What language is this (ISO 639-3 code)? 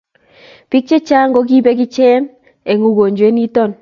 kln